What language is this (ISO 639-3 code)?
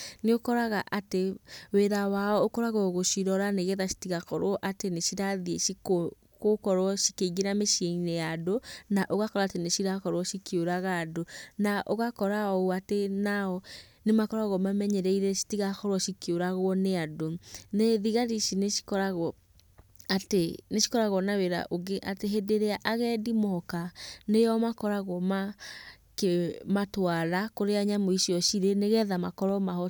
kik